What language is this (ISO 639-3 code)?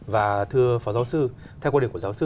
vie